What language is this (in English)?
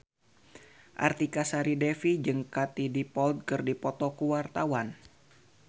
Sundanese